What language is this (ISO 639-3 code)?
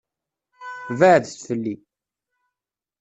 kab